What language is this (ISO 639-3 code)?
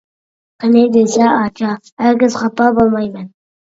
uig